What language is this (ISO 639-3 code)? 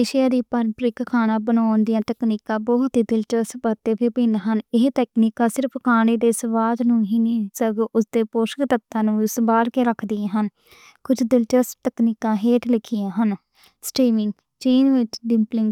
lah